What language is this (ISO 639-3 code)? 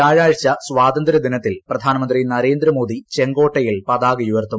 mal